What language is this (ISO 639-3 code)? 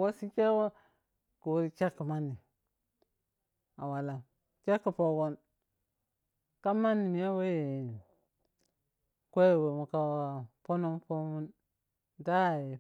piy